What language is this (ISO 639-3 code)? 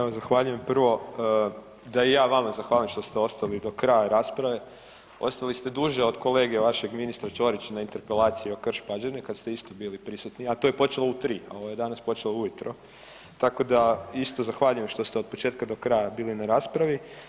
hrv